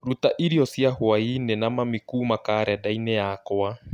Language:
Kikuyu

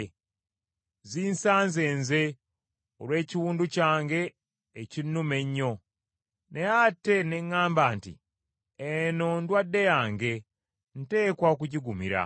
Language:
Ganda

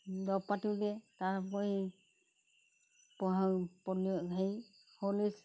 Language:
Assamese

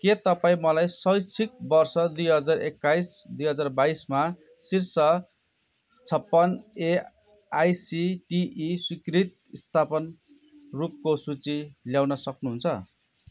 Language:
Nepali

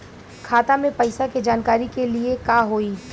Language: Bhojpuri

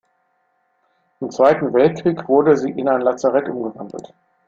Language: German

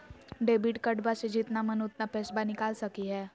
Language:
Magahi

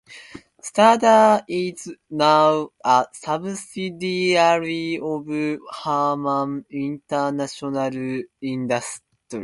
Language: English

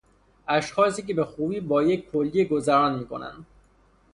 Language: Persian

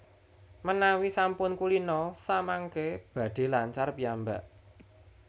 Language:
Javanese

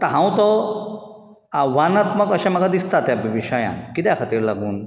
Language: Konkani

